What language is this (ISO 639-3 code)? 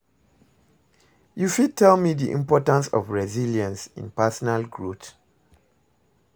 pcm